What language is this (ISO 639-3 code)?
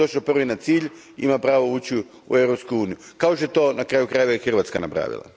hrv